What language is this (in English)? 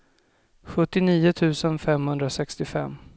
Swedish